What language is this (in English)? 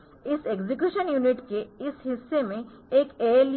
Hindi